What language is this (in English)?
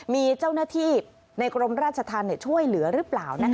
Thai